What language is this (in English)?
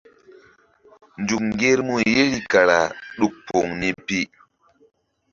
Mbum